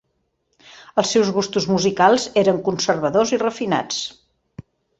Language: Catalan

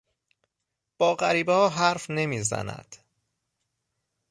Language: Persian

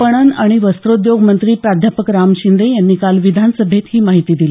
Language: Marathi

